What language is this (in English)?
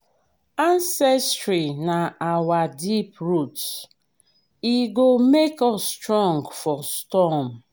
Nigerian Pidgin